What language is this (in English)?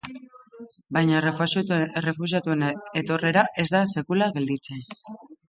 Basque